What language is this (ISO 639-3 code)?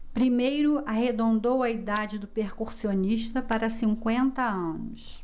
por